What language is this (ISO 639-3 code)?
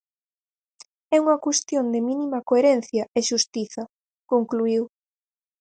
glg